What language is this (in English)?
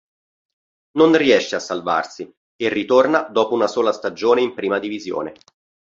Italian